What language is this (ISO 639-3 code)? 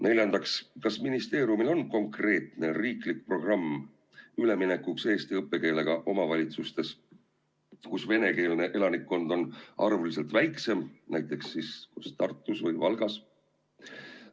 est